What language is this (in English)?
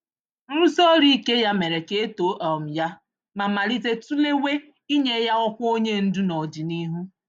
Igbo